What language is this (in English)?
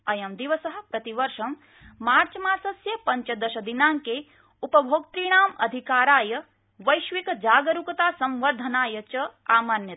Sanskrit